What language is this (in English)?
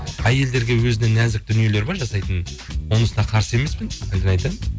Kazakh